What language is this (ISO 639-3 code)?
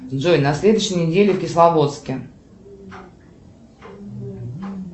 rus